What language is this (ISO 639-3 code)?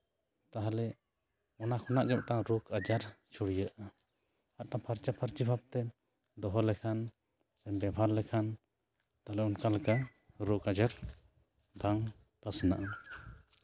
sat